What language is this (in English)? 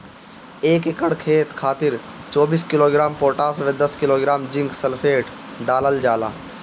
Bhojpuri